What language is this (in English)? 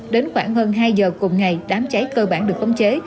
Vietnamese